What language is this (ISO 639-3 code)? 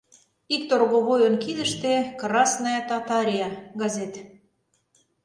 chm